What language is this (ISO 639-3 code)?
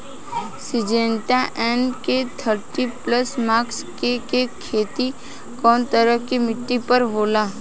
bho